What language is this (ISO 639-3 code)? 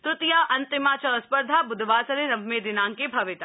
san